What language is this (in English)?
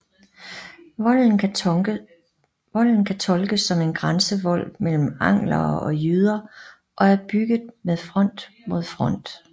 Danish